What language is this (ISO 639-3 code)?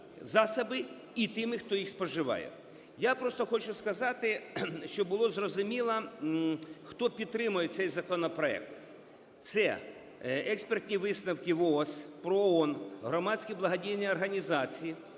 ukr